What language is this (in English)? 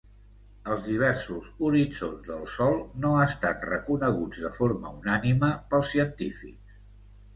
Catalan